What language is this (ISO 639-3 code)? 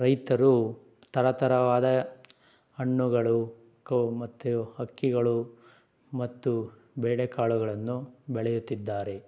kan